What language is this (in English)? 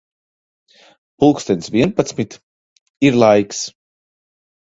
Latvian